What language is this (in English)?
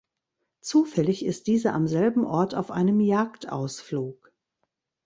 German